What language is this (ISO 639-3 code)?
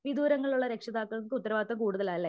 mal